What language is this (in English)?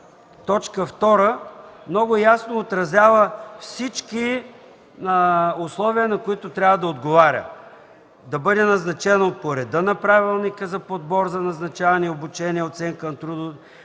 Bulgarian